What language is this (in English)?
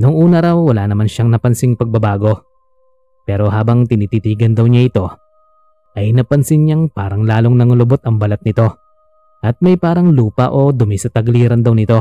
Filipino